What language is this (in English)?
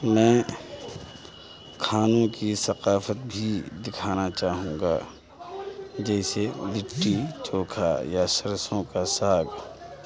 Urdu